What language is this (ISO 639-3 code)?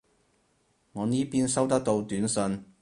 yue